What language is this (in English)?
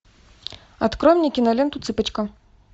Russian